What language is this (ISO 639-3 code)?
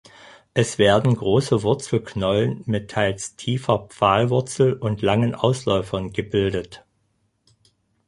deu